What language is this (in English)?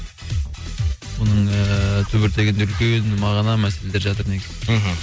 Kazakh